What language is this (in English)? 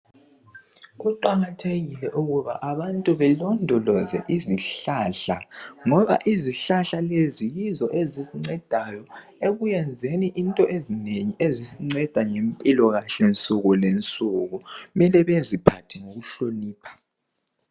North Ndebele